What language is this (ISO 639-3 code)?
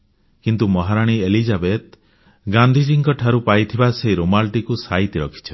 ori